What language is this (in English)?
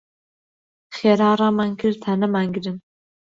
Central Kurdish